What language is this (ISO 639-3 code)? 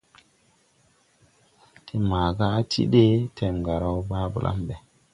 tui